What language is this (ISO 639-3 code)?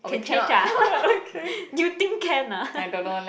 eng